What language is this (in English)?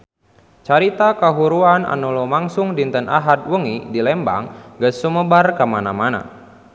Sundanese